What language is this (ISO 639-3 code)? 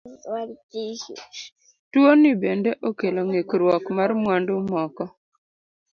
luo